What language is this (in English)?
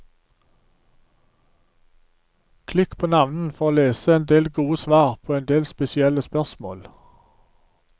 Norwegian